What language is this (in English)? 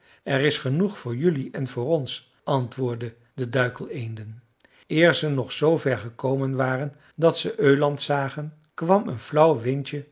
Dutch